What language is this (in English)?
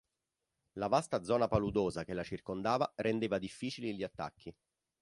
Italian